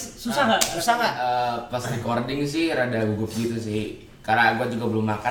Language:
Indonesian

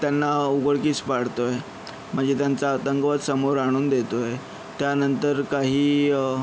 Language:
Marathi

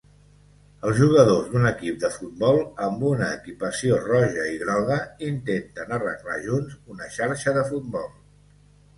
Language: Catalan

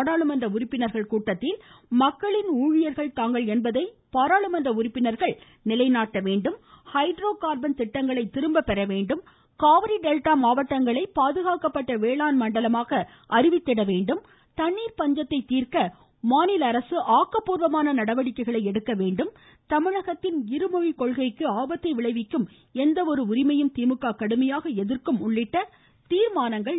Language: Tamil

